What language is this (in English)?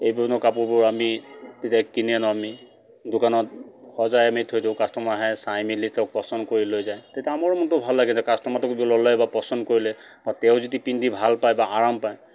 Assamese